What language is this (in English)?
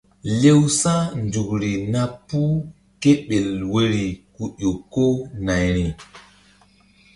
Mbum